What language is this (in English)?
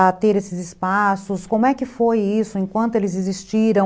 Portuguese